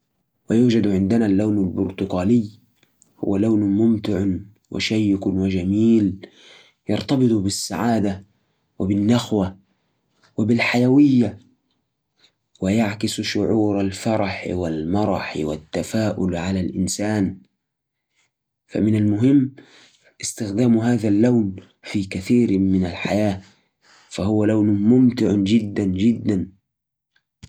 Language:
Najdi Arabic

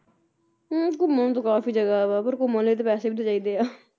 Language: Punjabi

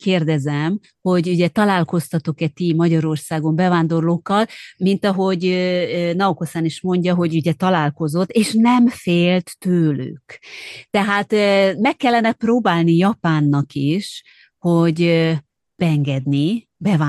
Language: Hungarian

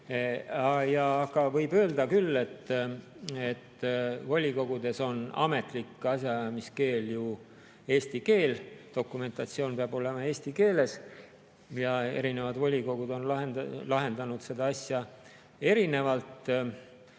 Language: Estonian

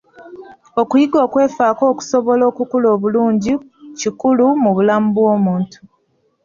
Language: Ganda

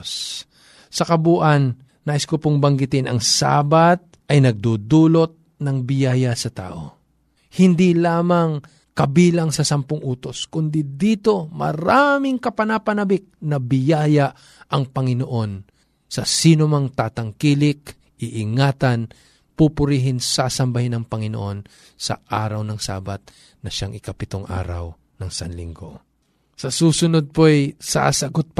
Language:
Filipino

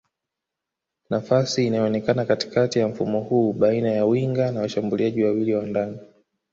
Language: Swahili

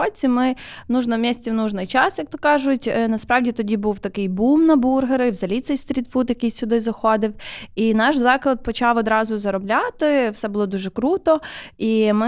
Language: Ukrainian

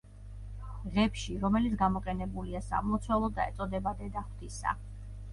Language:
Georgian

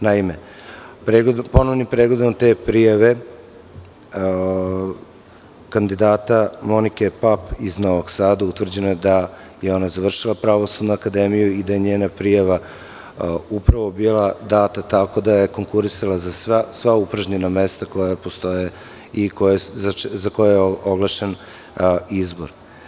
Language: Serbian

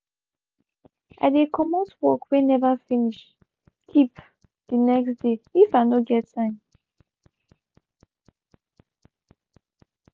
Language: Nigerian Pidgin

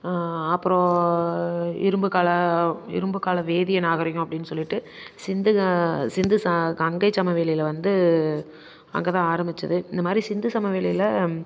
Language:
Tamil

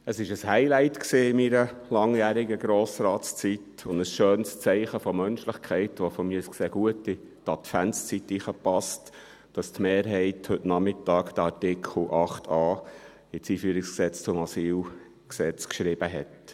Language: Swiss German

